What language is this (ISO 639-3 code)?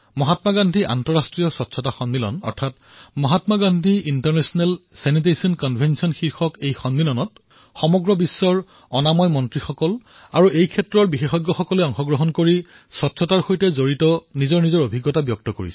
asm